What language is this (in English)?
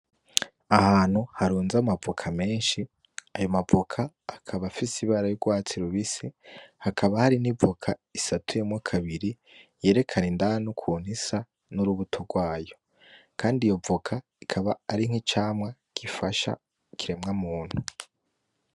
Rundi